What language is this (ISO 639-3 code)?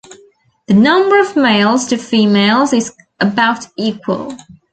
eng